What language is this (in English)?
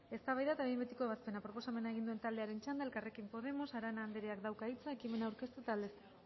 Basque